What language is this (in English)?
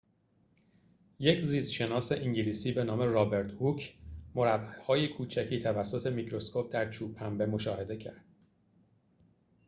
Persian